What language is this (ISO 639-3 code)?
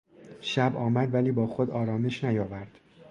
fas